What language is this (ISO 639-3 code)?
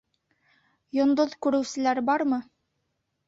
bak